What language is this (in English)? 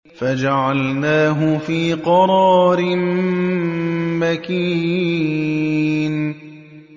Arabic